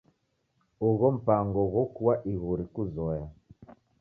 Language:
Taita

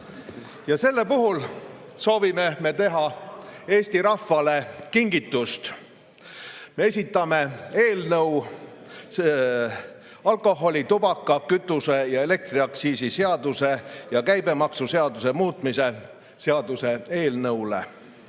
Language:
Estonian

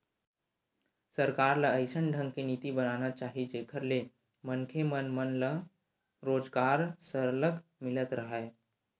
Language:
Chhattisgarhi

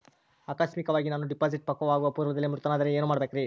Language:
Kannada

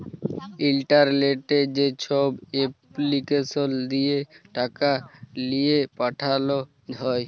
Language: Bangla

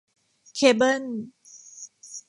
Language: Thai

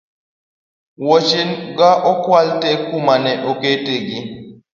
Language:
Luo (Kenya and Tanzania)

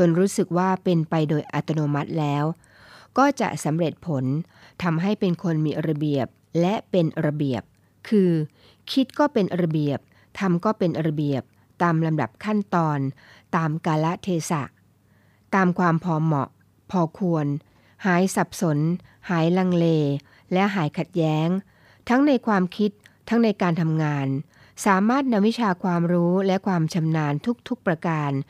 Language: Thai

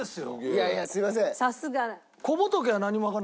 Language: Japanese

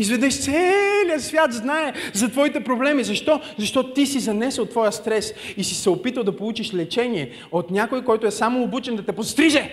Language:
Bulgarian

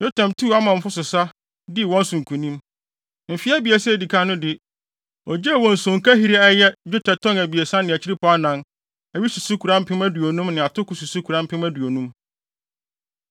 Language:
Akan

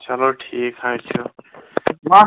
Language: Kashmiri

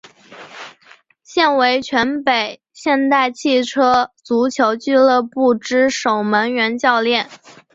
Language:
Chinese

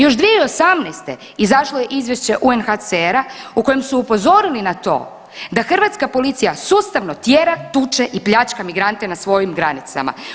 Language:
Croatian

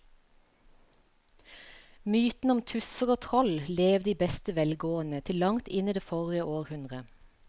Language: Norwegian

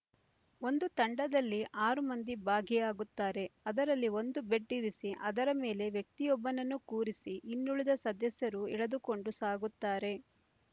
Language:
Kannada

